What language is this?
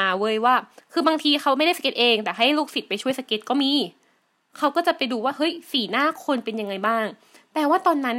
Thai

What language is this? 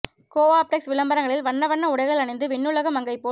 Tamil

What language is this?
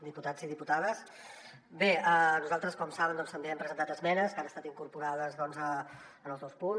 Catalan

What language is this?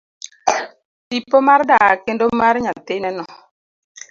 Luo (Kenya and Tanzania)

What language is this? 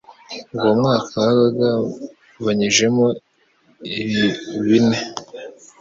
Kinyarwanda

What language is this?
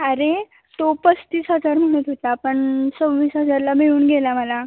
Marathi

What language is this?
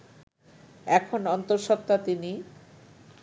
Bangla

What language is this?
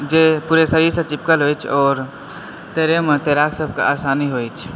Maithili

